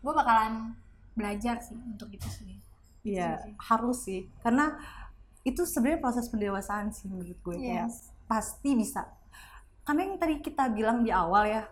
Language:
Indonesian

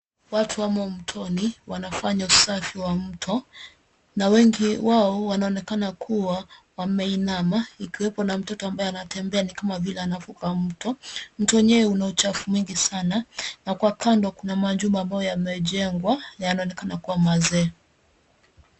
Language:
Swahili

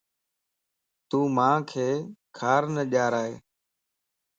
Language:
Lasi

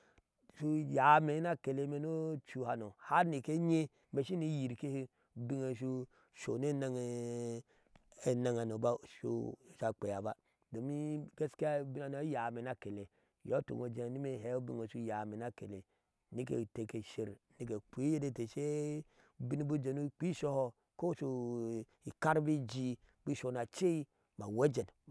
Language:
Ashe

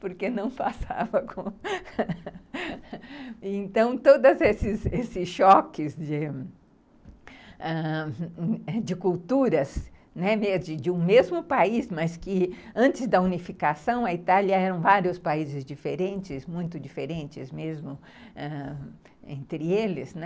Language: Portuguese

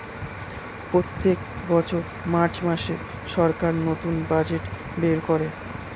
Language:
Bangla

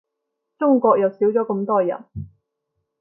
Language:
Cantonese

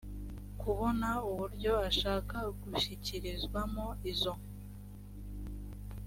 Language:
Kinyarwanda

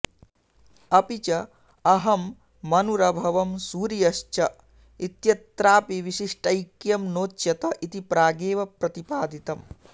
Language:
Sanskrit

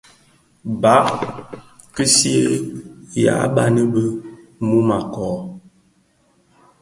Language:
Bafia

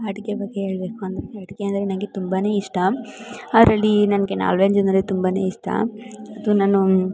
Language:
Kannada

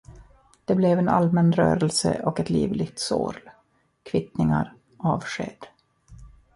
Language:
Swedish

